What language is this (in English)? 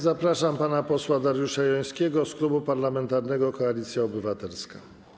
Polish